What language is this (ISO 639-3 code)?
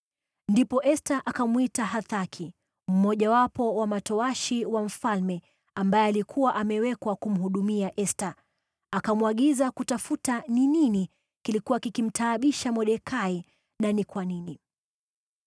swa